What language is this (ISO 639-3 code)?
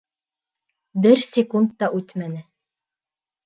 bak